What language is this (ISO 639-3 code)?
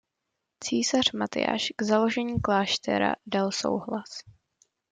ces